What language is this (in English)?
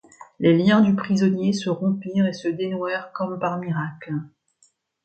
French